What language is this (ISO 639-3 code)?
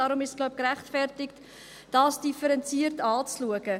gsw